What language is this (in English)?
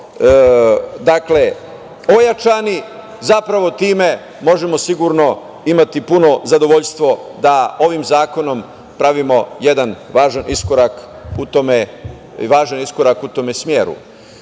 Serbian